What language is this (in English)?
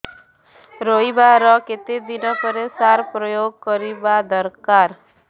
Odia